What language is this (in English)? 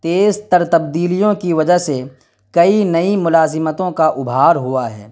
Urdu